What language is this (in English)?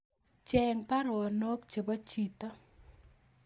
Kalenjin